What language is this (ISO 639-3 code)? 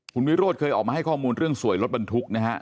tha